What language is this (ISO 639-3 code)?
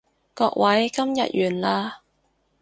yue